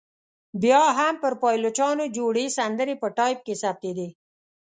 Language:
Pashto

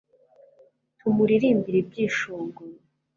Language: Kinyarwanda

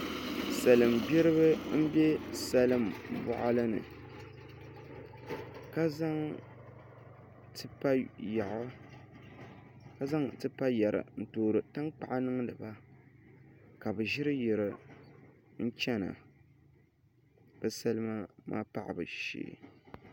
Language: Dagbani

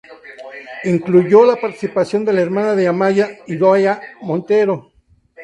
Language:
Spanish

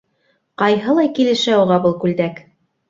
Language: Bashkir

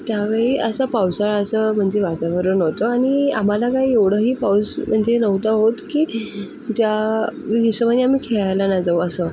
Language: Marathi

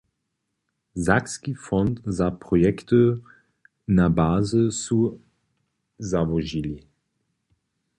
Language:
Upper Sorbian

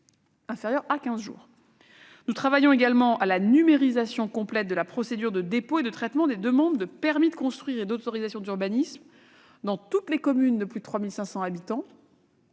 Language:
French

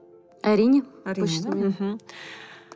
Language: Kazakh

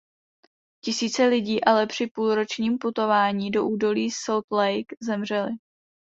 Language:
Czech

